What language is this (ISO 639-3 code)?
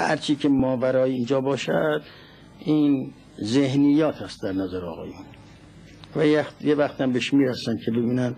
fas